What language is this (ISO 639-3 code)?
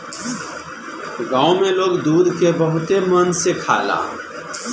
bho